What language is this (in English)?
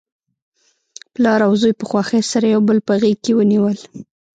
Pashto